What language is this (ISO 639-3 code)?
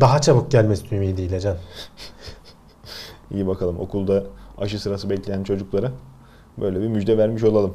tur